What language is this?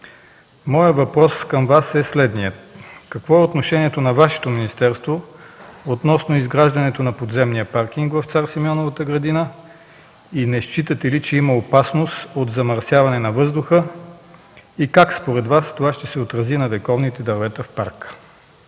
Bulgarian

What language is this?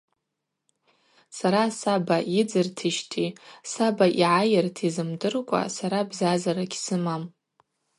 Abaza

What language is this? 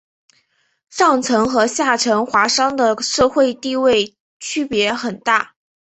Chinese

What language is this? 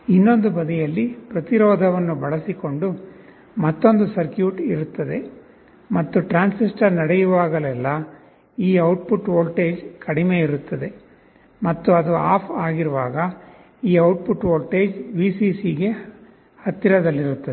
Kannada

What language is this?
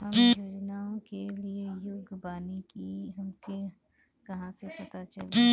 Bhojpuri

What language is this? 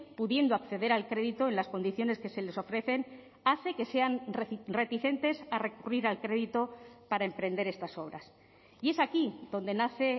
Spanish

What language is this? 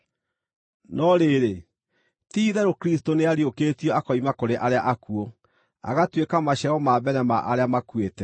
Kikuyu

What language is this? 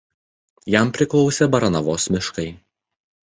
Lithuanian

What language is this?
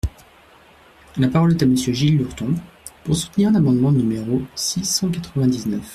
French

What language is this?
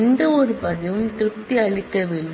Tamil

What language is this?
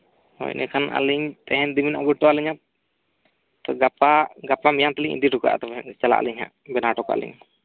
Santali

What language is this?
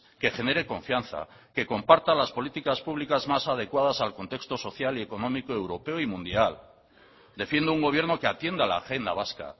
Spanish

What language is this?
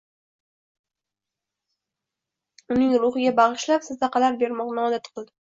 Uzbek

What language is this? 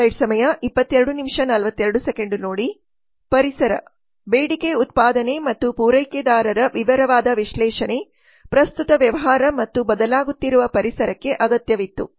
Kannada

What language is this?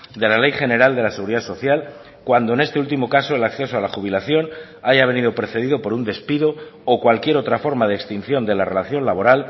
Spanish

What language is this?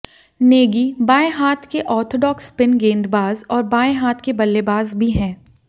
Hindi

